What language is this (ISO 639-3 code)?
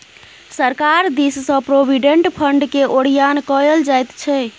mai